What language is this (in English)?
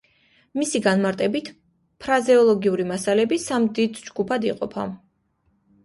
Georgian